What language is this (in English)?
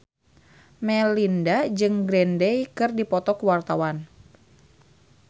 Sundanese